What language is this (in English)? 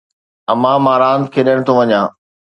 Sindhi